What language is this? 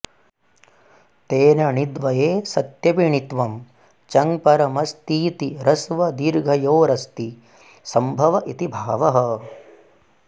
Sanskrit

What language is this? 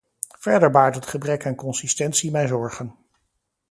Dutch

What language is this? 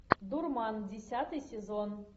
Russian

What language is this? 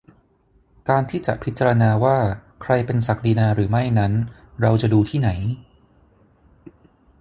Thai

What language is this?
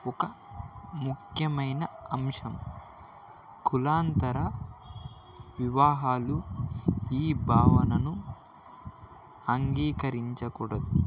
Telugu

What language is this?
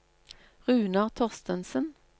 Norwegian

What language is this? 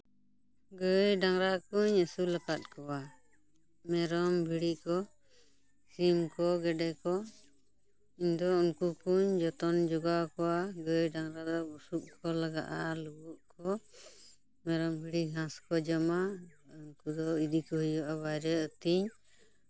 Santali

